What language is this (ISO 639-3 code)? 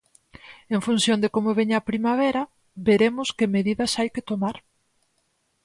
glg